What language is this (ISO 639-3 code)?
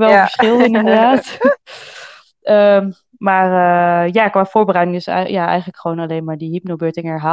nld